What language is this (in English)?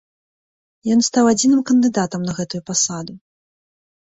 Belarusian